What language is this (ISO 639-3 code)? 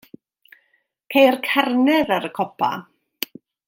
cym